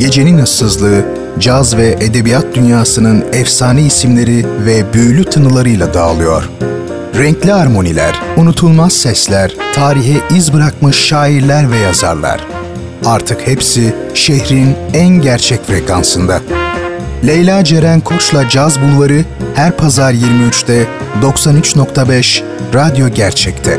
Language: Turkish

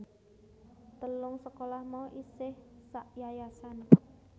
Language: Javanese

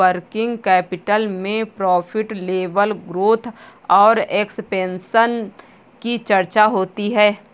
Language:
Hindi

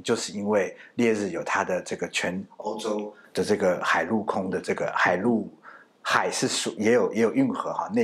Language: Chinese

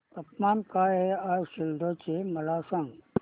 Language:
Marathi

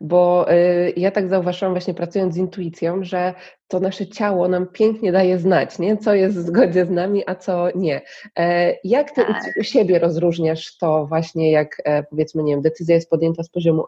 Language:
Polish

